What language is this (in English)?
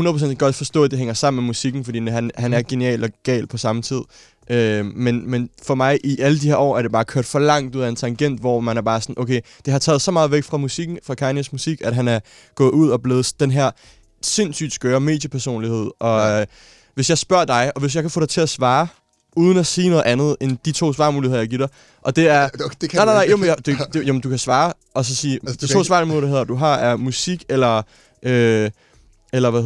Danish